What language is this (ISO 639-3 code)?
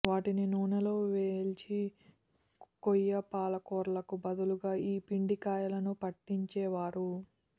tel